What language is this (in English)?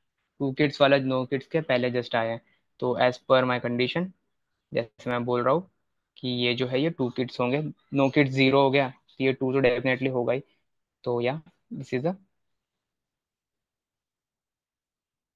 Hindi